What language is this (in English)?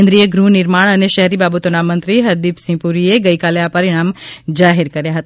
Gujarati